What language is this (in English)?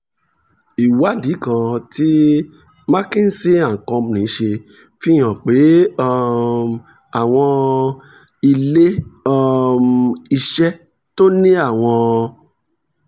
Yoruba